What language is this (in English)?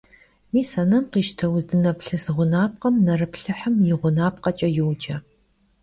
Kabardian